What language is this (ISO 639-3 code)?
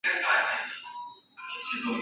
zho